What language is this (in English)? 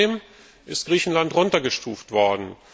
German